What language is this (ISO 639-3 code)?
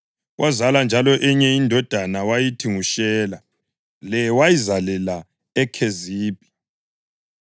nde